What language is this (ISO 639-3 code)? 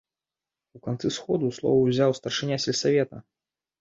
bel